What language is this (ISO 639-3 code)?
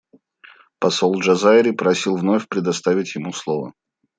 rus